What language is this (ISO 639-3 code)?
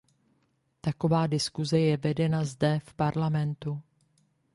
ces